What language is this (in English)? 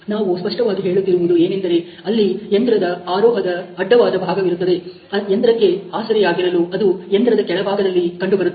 Kannada